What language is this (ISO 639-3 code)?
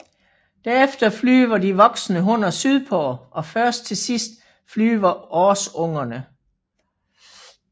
dan